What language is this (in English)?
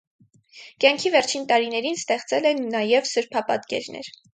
Armenian